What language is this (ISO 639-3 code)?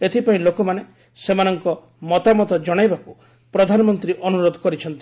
ori